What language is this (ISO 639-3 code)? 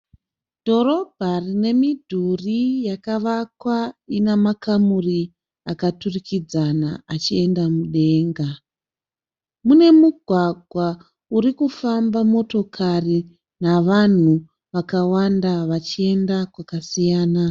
sna